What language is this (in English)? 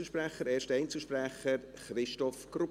Swiss German